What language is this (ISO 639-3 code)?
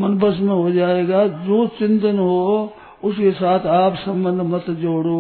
hin